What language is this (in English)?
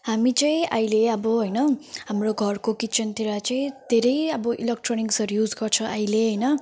Nepali